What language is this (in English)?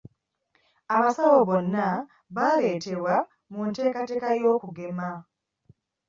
Ganda